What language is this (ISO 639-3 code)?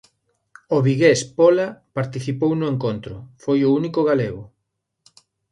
glg